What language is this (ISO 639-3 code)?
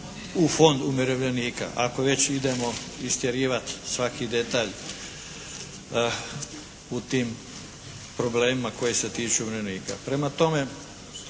hrv